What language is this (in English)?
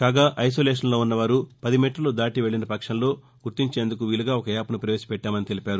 Telugu